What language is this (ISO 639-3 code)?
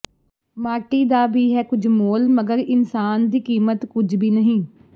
pan